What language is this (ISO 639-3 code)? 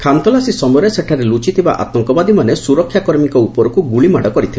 ori